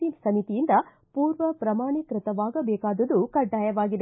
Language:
Kannada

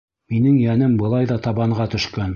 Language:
Bashkir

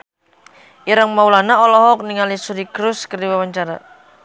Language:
Sundanese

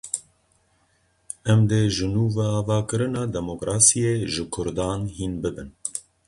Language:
Kurdish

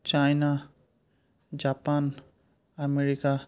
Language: Assamese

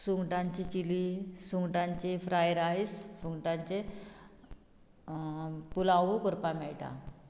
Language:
Konkani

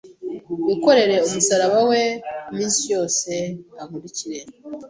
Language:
Kinyarwanda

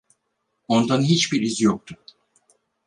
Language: Turkish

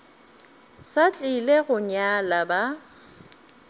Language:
Northern Sotho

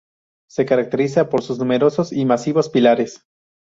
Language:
Spanish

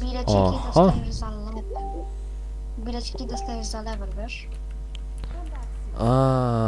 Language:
Polish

